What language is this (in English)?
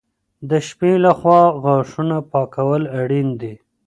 Pashto